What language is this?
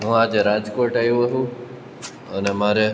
Gujarati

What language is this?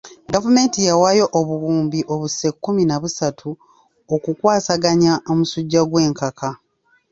Ganda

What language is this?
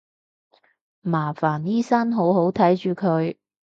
Cantonese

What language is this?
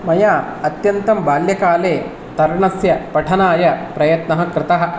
Sanskrit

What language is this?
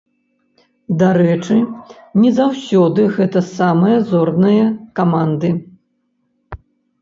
Belarusian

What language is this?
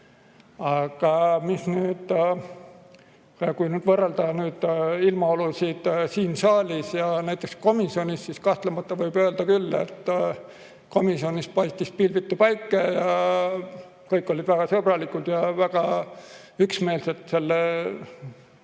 Estonian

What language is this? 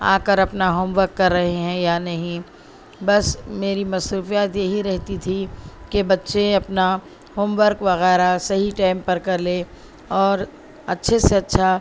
Urdu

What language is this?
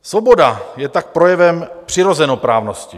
Czech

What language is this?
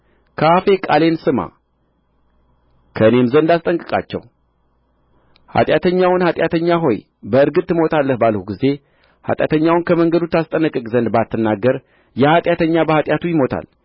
Amharic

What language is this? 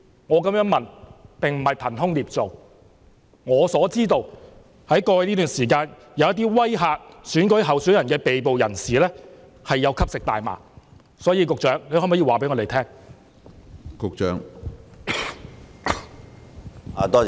Cantonese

